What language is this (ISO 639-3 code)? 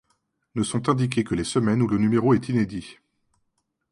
fra